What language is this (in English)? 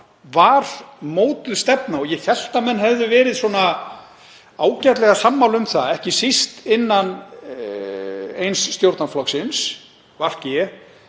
Icelandic